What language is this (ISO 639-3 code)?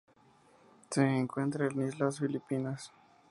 spa